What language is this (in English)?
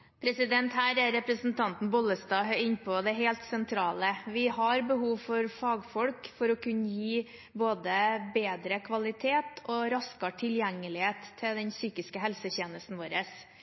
Norwegian Bokmål